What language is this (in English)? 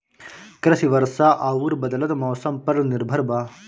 Bhojpuri